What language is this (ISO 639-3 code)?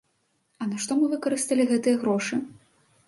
bel